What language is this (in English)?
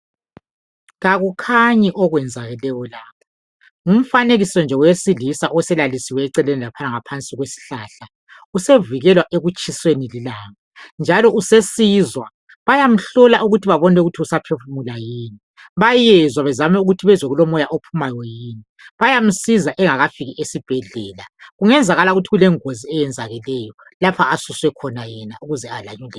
North Ndebele